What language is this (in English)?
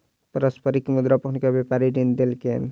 Maithili